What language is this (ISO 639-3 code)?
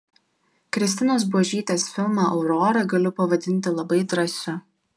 lit